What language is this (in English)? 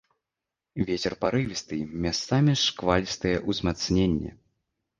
Belarusian